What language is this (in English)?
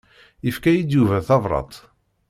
Kabyle